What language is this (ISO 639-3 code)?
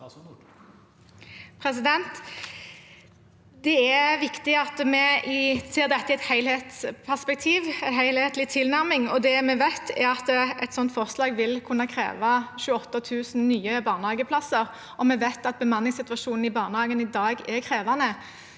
nor